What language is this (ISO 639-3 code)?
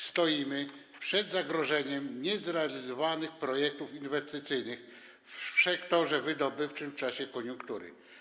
pol